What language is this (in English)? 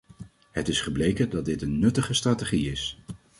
Dutch